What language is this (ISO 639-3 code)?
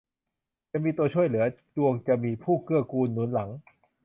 tha